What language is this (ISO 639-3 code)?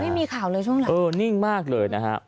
tha